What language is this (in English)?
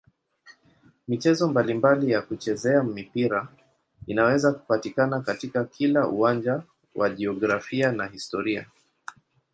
Swahili